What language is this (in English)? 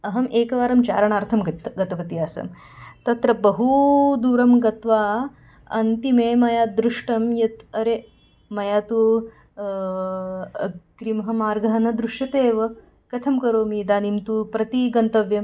Sanskrit